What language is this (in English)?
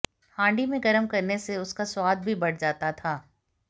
Hindi